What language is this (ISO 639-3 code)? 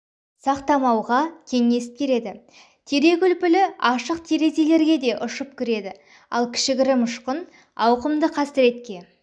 kaz